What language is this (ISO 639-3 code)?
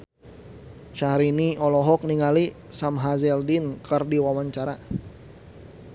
sun